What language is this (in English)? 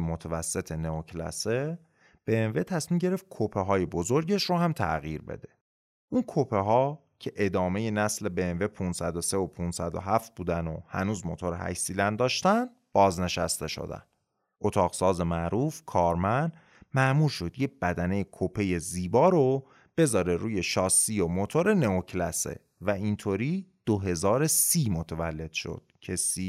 Persian